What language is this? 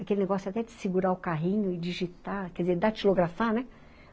Portuguese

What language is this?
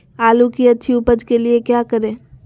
Magahi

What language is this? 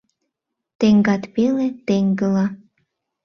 Mari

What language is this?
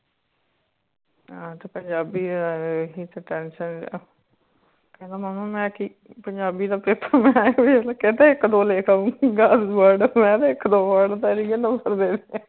Punjabi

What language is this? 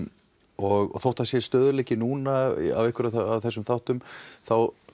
Icelandic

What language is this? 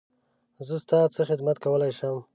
Pashto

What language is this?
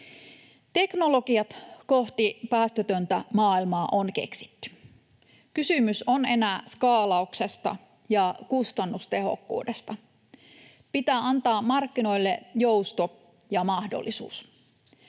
Finnish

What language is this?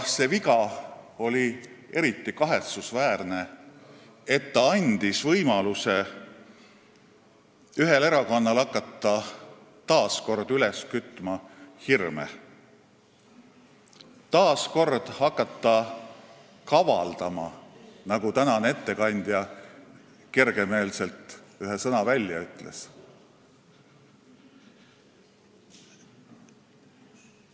Estonian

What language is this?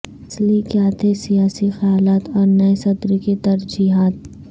Urdu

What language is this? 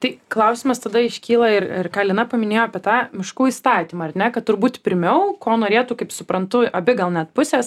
Lithuanian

